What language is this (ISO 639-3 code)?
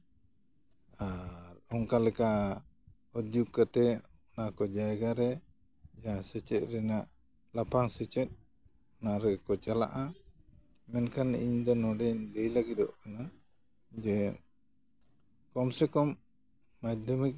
sat